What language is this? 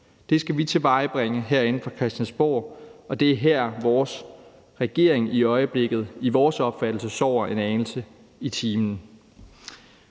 Danish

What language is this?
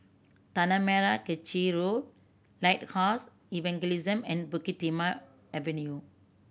English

